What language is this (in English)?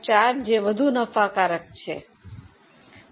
Gujarati